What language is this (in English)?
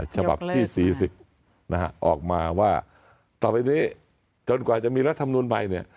Thai